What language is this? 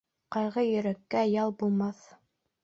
Bashkir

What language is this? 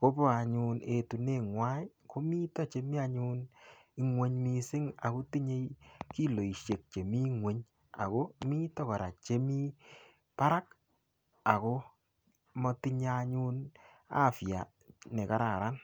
Kalenjin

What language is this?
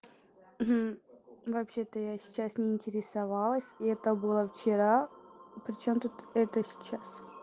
Russian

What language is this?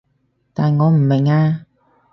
Cantonese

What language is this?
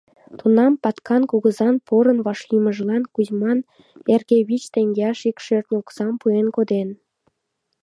Mari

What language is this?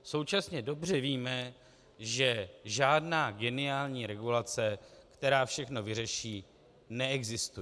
Czech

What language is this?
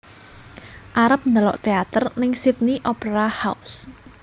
Javanese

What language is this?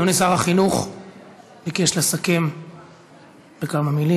Hebrew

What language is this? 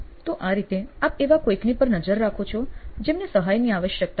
Gujarati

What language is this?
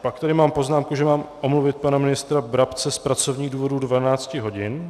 Czech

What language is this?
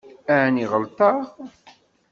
Kabyle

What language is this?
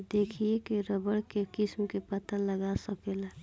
Bhojpuri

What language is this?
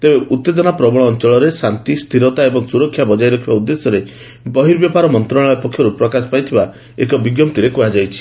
Odia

